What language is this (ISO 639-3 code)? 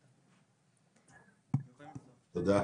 heb